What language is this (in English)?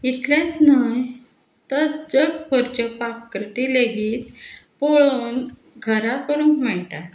Konkani